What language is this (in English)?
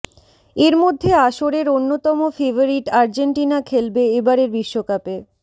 Bangla